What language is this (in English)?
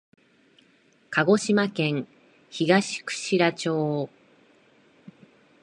Japanese